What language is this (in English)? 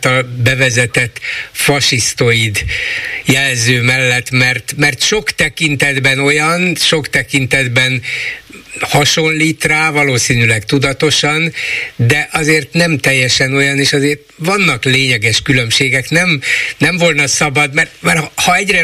Hungarian